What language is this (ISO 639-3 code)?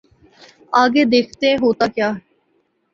urd